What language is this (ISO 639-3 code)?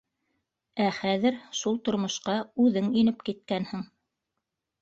bak